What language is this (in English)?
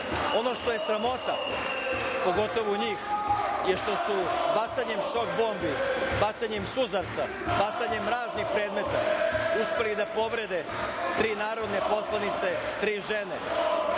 Serbian